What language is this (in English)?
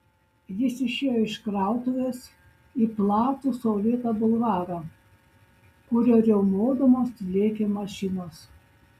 Lithuanian